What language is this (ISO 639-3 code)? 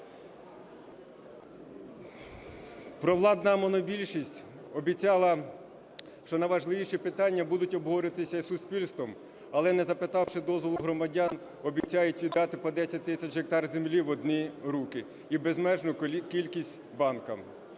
ukr